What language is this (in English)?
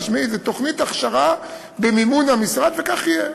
Hebrew